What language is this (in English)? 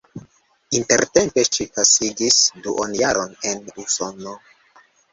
Esperanto